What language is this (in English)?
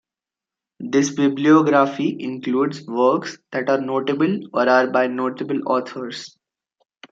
English